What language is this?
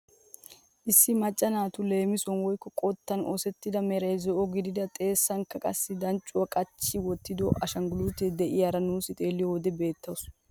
Wolaytta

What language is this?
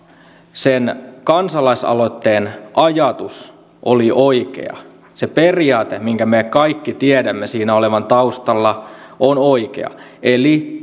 Finnish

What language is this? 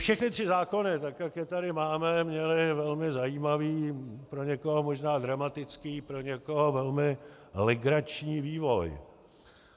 Czech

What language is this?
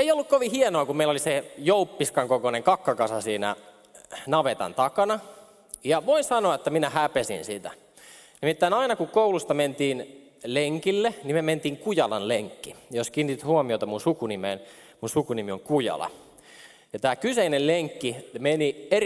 Finnish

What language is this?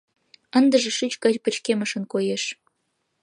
Mari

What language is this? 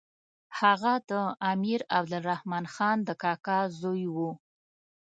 Pashto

